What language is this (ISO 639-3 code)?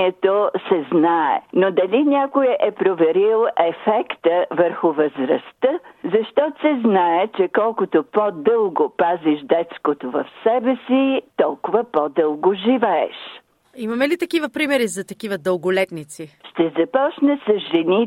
bul